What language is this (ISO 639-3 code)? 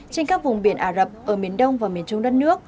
vie